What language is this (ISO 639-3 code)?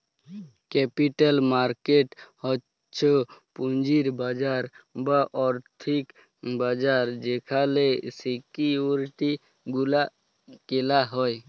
ben